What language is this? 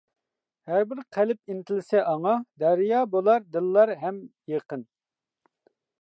Uyghur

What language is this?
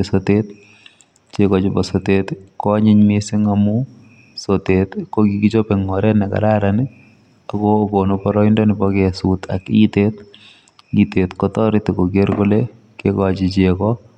Kalenjin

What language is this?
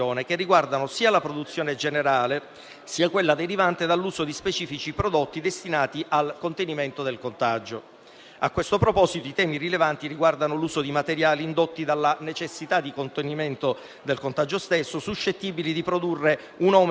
Italian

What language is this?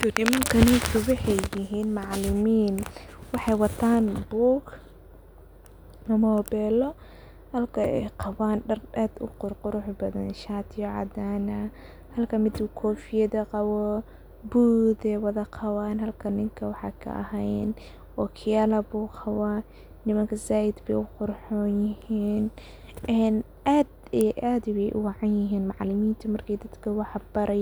Somali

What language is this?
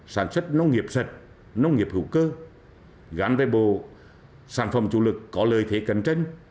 Vietnamese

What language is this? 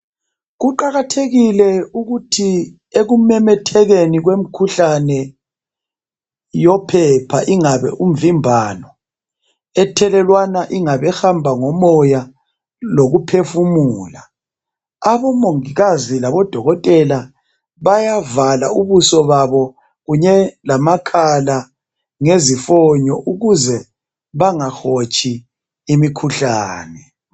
North Ndebele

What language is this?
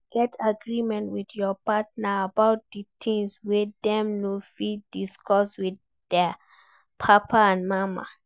Nigerian Pidgin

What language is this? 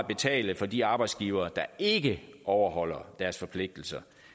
Danish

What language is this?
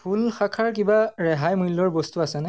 Assamese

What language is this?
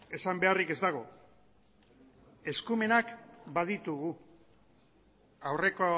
Basque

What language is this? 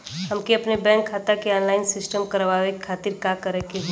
Bhojpuri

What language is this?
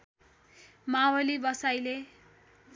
Nepali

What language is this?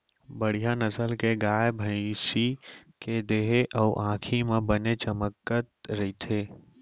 Chhattisgarhi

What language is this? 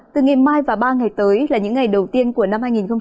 Vietnamese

